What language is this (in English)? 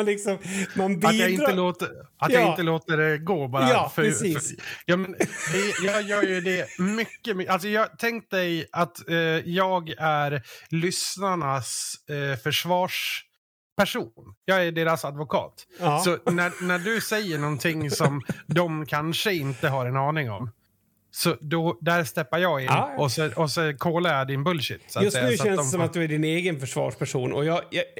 Swedish